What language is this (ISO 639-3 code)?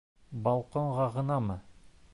bak